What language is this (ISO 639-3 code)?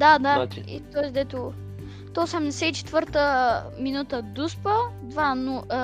bul